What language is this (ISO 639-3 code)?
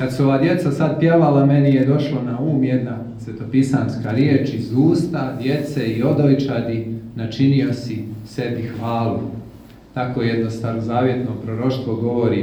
hrv